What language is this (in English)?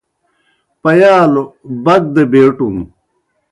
Kohistani Shina